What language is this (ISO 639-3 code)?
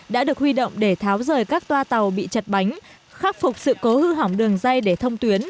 vie